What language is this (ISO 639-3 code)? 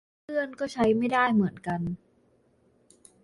tha